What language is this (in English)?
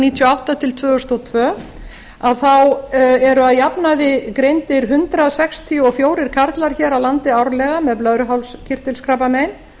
Icelandic